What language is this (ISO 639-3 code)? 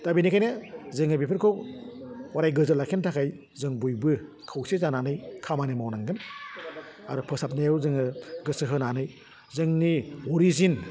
brx